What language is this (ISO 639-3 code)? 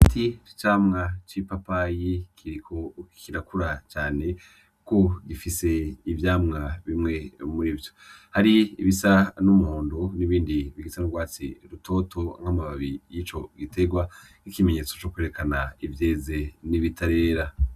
run